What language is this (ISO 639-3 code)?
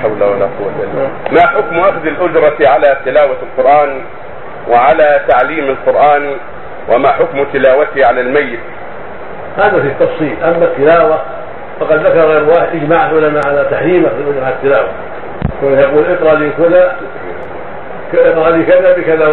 ara